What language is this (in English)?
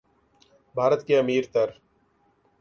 Urdu